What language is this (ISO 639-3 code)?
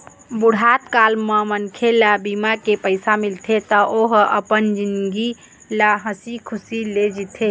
hne